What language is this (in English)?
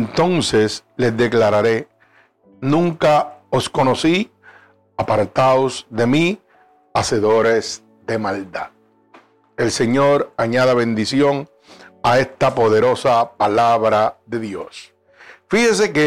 Spanish